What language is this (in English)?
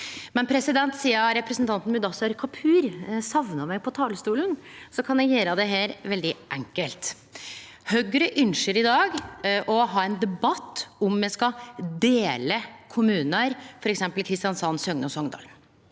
Norwegian